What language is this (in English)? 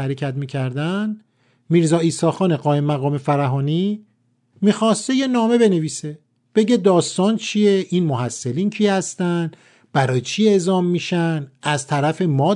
Persian